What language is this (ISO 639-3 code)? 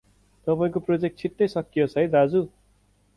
nep